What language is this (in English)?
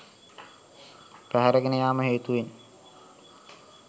Sinhala